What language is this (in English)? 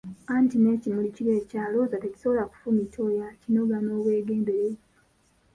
Ganda